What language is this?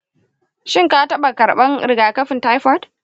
Hausa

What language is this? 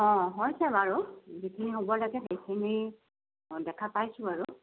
Assamese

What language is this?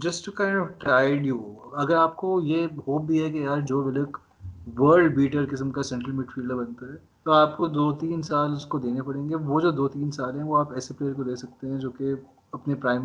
Urdu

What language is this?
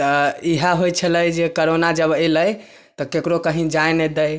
Maithili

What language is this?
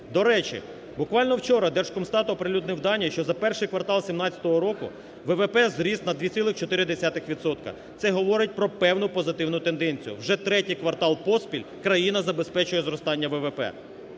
Ukrainian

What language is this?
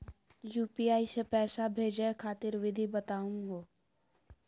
Magahi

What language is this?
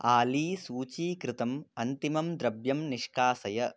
Sanskrit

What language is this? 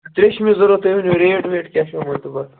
Kashmiri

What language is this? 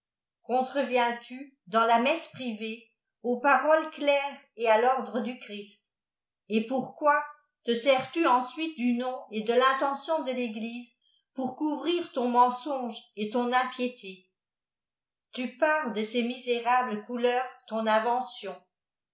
French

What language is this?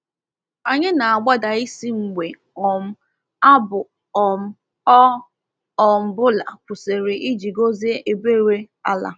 Igbo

